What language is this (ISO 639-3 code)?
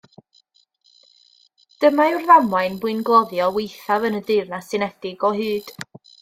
cym